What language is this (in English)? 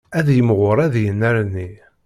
Kabyle